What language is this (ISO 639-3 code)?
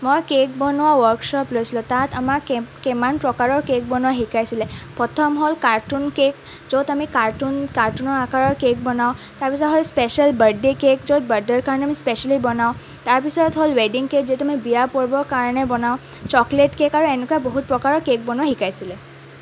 asm